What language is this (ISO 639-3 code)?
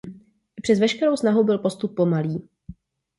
ces